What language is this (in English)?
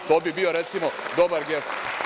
Serbian